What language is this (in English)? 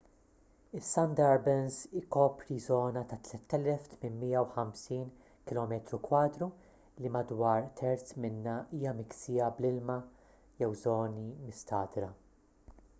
Maltese